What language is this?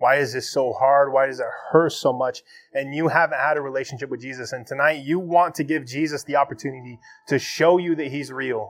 English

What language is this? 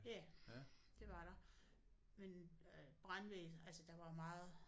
Danish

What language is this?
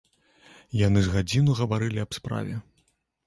Belarusian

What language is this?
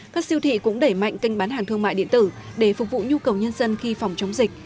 Vietnamese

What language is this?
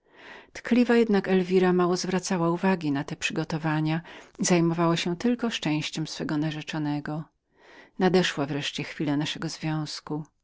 Polish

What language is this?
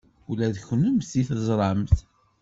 Kabyle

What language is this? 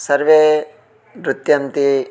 Sanskrit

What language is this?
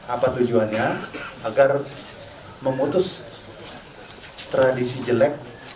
Indonesian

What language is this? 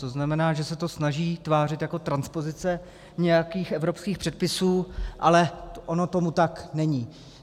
Czech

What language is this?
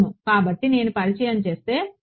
Telugu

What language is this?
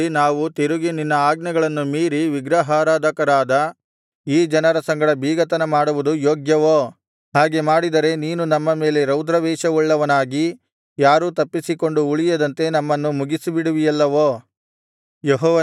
Kannada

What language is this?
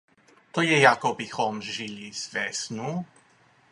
Czech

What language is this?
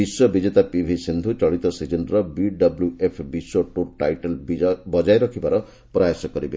Odia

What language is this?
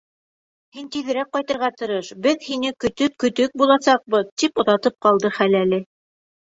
Bashkir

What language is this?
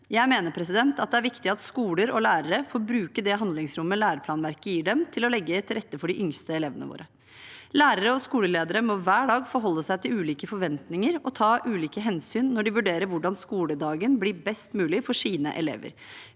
Norwegian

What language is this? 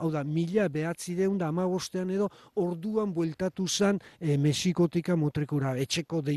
Spanish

